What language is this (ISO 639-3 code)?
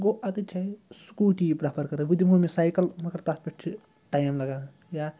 kas